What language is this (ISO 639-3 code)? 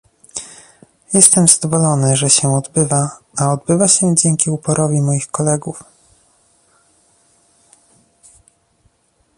pol